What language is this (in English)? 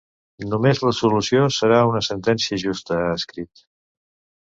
Catalan